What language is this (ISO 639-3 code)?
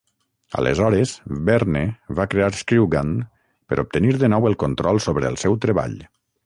cat